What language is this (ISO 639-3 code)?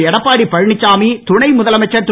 tam